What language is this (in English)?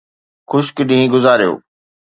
Sindhi